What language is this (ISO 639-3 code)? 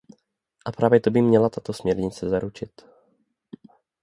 ces